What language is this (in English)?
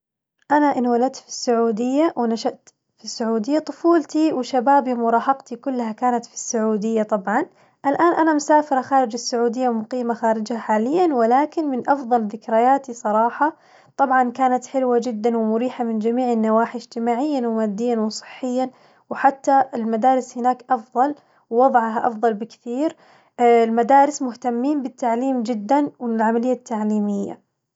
Najdi Arabic